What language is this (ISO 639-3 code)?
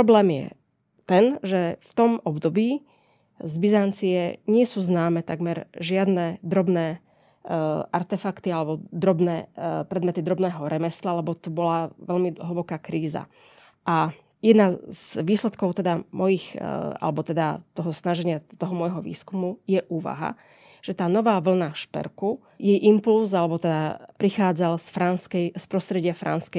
slk